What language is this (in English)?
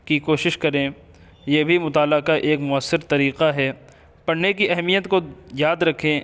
Urdu